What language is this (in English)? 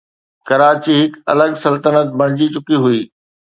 Sindhi